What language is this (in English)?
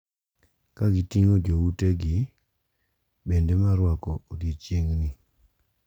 Luo (Kenya and Tanzania)